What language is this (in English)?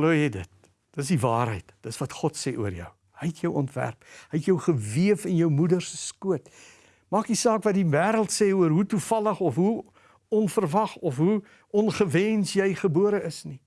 Dutch